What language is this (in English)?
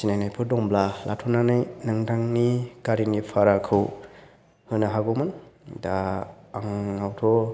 Bodo